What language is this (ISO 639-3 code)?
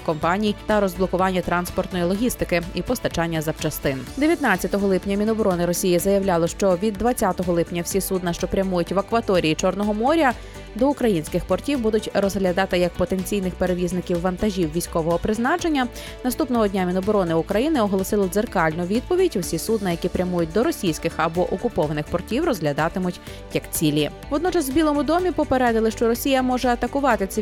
ukr